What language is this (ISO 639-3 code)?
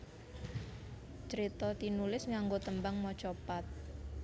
jav